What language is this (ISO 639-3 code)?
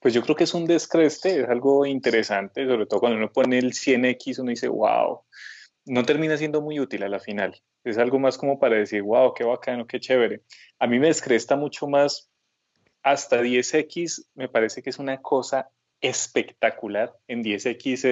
spa